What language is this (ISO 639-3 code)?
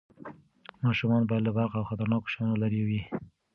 pus